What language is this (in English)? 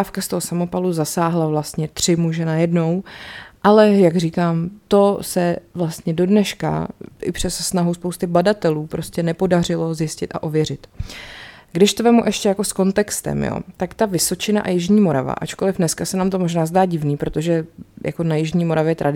Czech